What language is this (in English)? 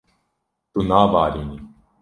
Kurdish